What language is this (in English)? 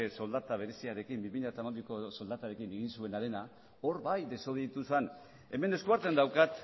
Basque